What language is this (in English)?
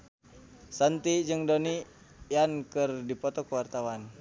Sundanese